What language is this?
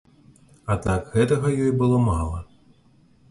Belarusian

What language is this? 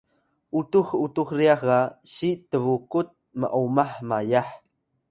Atayal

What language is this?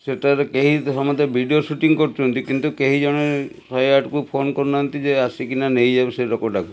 Odia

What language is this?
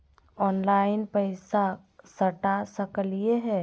Magahi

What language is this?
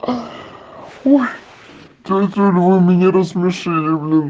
Russian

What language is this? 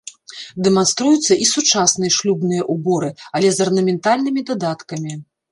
Belarusian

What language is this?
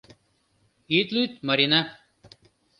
Mari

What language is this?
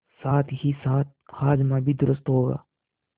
Hindi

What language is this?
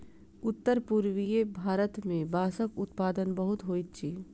Maithili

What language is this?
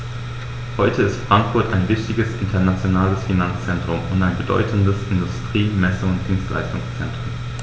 German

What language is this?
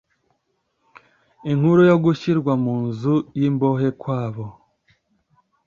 Kinyarwanda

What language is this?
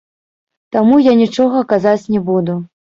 Belarusian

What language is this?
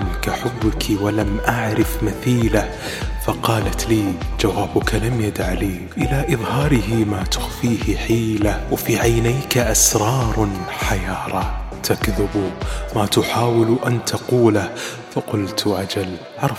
Arabic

